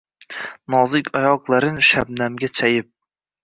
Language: Uzbek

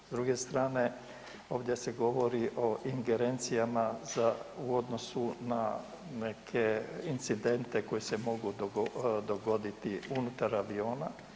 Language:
Croatian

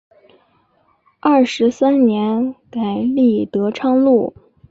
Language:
Chinese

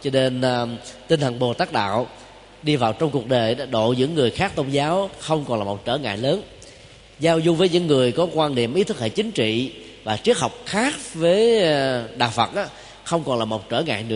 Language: Vietnamese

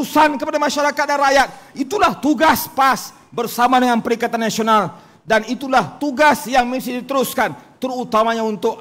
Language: Malay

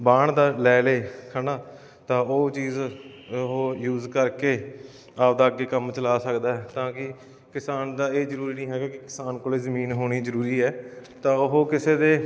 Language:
Punjabi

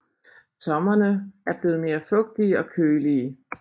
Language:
Danish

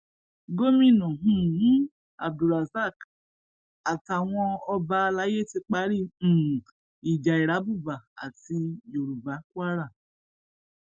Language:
Yoruba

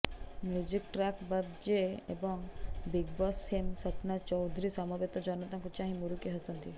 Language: Odia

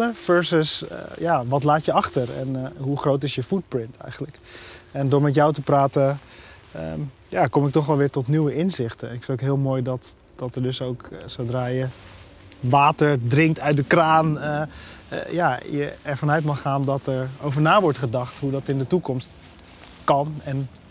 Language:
Dutch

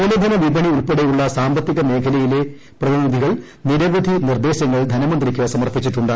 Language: Malayalam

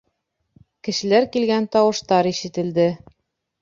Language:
Bashkir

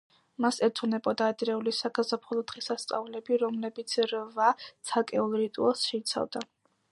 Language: Georgian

